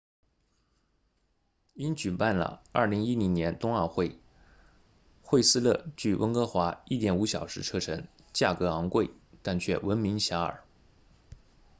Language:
Chinese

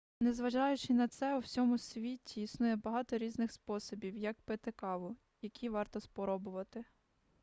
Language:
Ukrainian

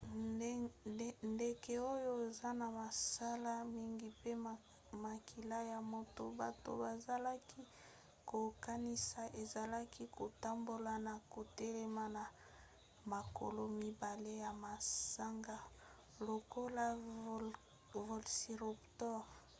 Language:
Lingala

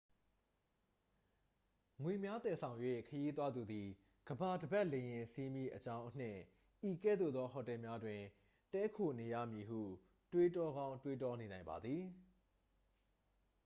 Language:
Burmese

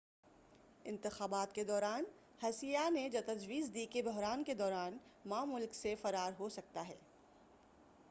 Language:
Urdu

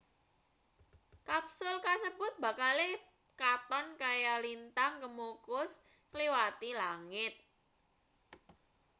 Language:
Javanese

